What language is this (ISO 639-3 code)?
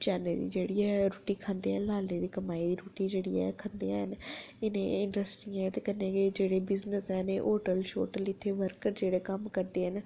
doi